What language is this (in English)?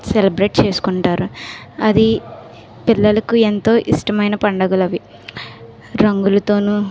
Telugu